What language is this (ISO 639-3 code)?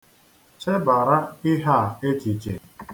ibo